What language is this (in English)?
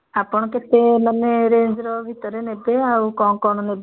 Odia